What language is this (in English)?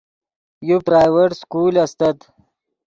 Yidgha